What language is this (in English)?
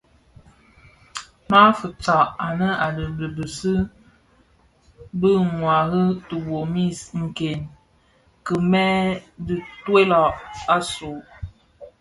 Bafia